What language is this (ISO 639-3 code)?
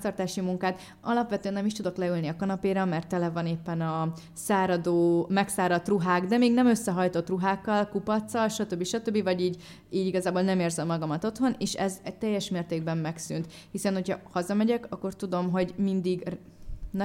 hun